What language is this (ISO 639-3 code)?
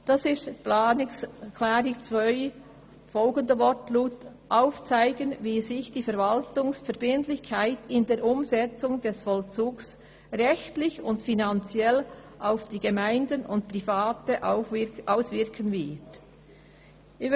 gsw